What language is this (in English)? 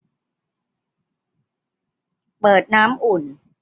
Thai